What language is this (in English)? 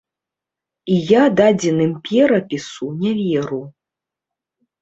Belarusian